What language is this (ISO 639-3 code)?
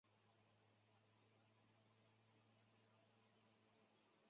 zho